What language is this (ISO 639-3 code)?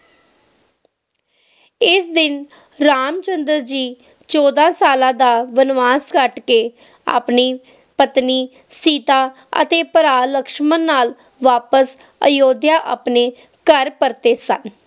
pan